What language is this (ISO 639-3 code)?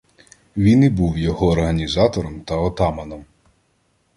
ukr